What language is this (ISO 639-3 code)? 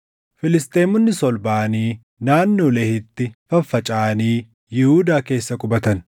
orm